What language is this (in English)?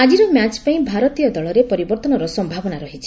Odia